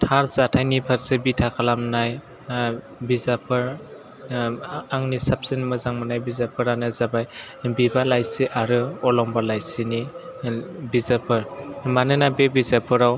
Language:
Bodo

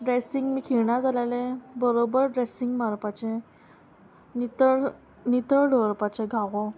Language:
Konkani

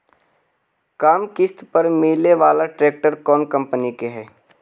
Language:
Magahi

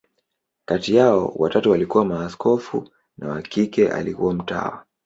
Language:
Swahili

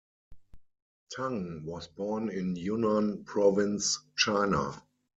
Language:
English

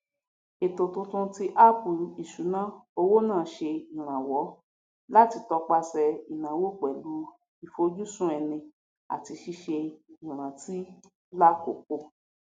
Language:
Yoruba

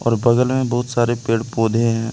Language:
Hindi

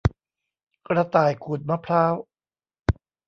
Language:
Thai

